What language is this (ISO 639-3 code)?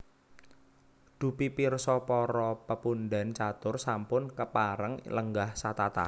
jav